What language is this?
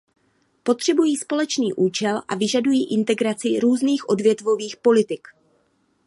Czech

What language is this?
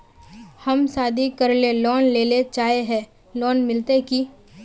Magahi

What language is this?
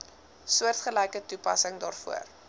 Afrikaans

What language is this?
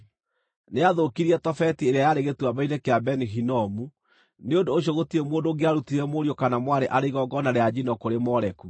Kikuyu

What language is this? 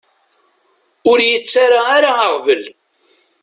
Kabyle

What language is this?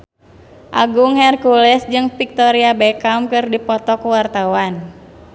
Sundanese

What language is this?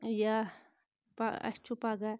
Kashmiri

